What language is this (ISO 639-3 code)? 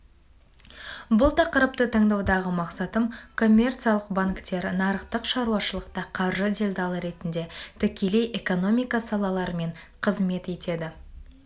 kaz